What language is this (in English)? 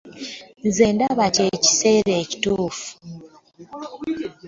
Ganda